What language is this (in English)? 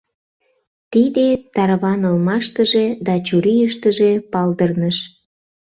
Mari